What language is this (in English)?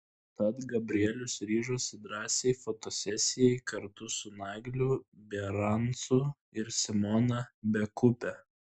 Lithuanian